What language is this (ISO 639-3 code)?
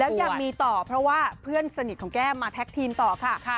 tha